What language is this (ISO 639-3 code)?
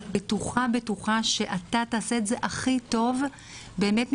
heb